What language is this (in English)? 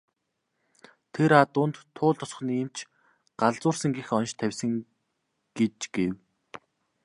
Mongolian